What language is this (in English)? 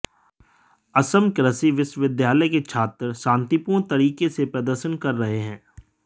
Hindi